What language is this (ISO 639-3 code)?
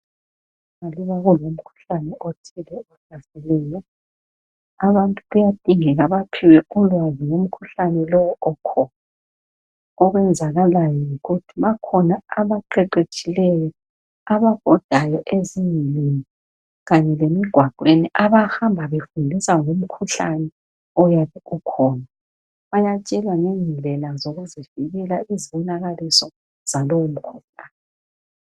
nde